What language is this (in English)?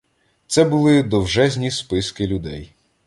Ukrainian